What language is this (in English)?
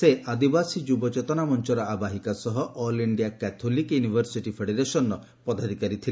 Odia